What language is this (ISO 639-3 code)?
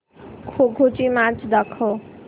mar